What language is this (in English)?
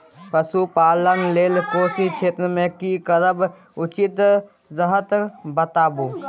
Maithili